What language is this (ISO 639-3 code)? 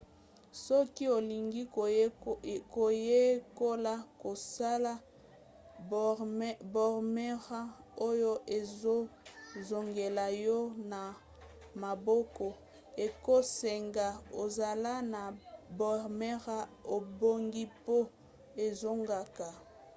lin